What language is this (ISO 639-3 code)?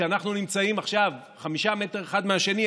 heb